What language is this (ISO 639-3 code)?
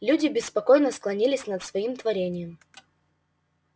rus